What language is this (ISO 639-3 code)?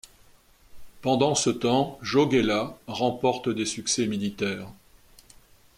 fra